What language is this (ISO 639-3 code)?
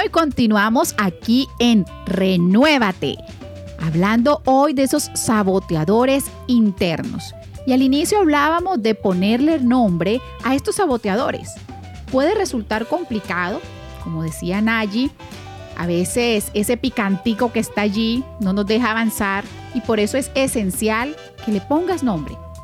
spa